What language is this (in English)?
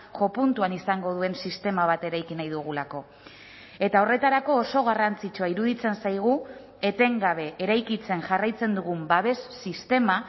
Basque